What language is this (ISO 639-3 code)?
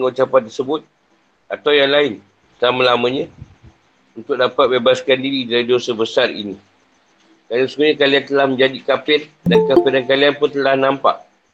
msa